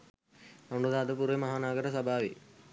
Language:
Sinhala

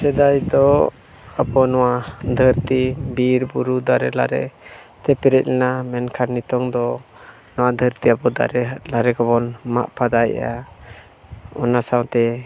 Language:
Santali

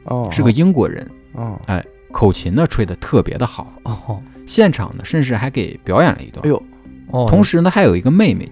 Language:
Chinese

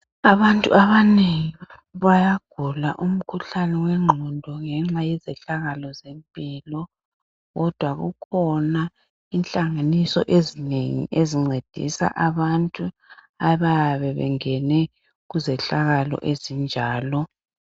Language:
North Ndebele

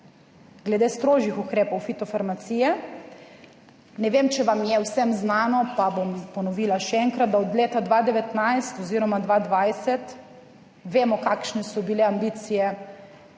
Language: Slovenian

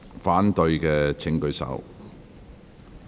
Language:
Cantonese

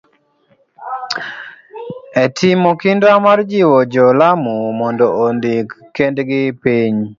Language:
Luo (Kenya and Tanzania)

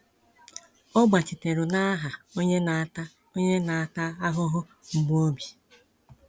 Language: Igbo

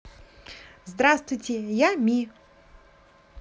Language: Russian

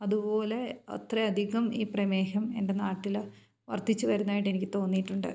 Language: Malayalam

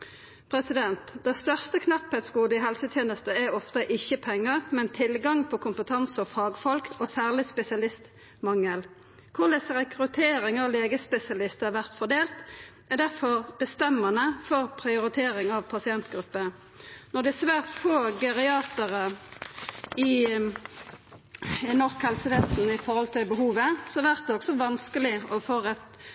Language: Norwegian Nynorsk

